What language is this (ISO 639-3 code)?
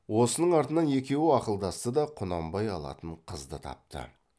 kaz